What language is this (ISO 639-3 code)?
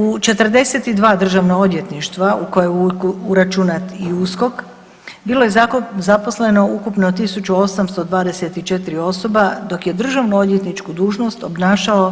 hrv